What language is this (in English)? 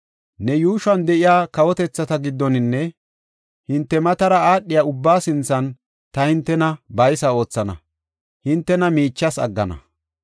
Gofa